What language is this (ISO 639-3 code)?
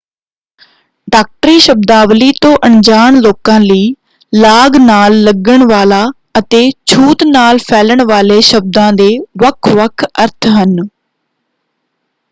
pan